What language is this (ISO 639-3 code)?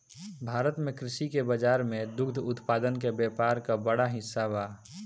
bho